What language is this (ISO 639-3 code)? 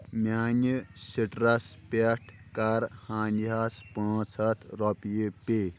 kas